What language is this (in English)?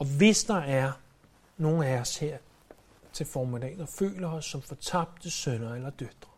Danish